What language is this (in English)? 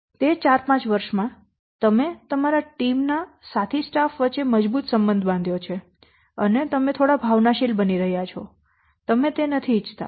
Gujarati